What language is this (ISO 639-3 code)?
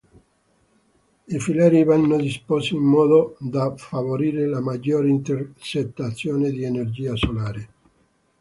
ita